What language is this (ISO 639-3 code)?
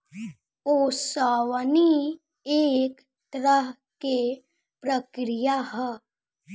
bho